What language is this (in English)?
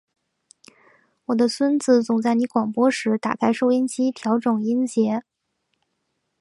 Chinese